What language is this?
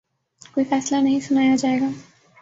Urdu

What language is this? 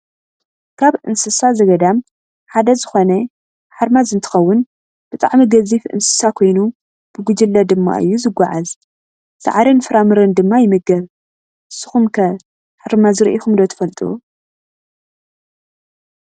Tigrinya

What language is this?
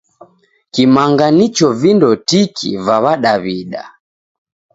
Taita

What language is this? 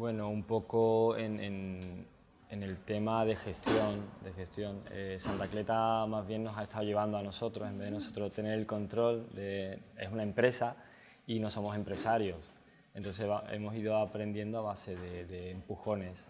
Spanish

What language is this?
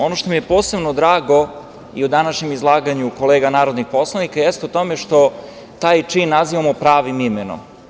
Serbian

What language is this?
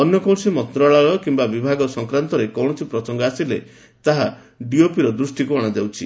Odia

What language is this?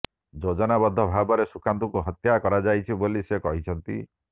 Odia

